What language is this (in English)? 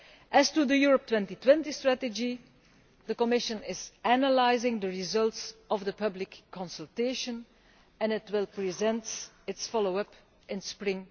English